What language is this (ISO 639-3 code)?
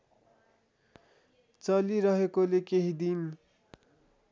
nep